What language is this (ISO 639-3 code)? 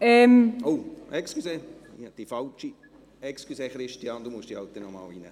gsw